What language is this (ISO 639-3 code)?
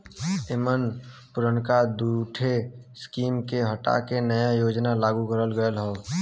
bho